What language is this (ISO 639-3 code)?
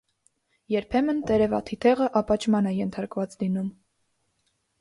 hye